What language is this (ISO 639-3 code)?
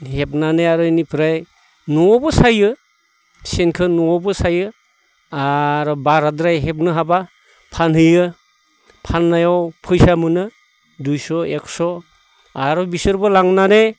brx